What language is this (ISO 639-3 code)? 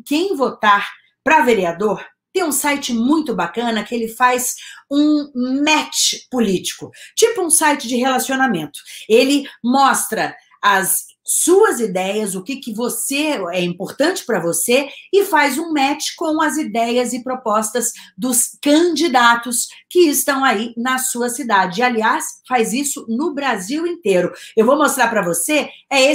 por